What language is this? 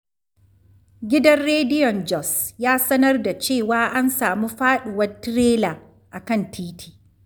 Hausa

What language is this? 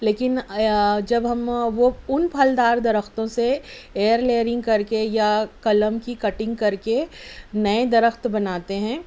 Urdu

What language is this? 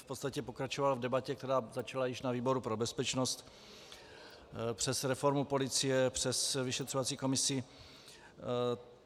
Czech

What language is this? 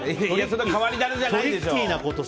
Japanese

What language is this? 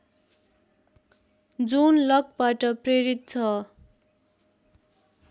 Nepali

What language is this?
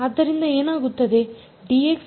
Kannada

